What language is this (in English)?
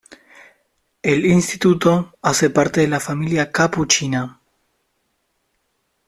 Spanish